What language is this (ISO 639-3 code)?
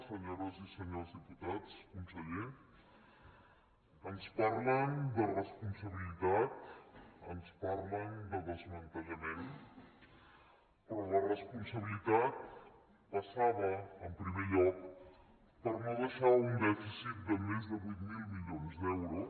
cat